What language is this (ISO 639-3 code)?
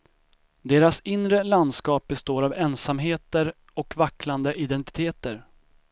swe